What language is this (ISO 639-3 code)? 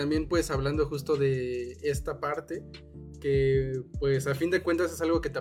spa